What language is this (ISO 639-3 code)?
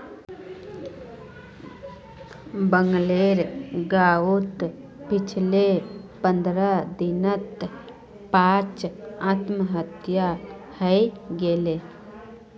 mag